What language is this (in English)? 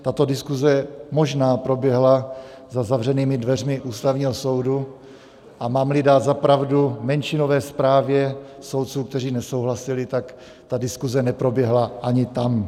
Czech